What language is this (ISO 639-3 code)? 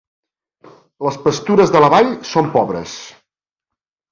cat